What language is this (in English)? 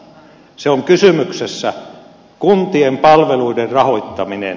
Finnish